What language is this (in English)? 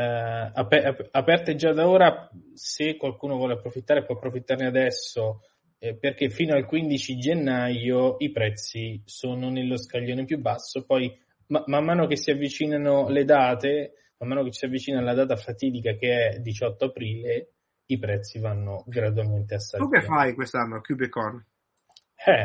Italian